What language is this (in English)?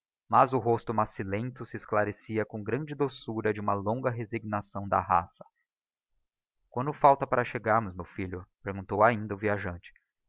Portuguese